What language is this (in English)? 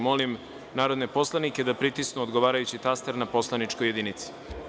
Serbian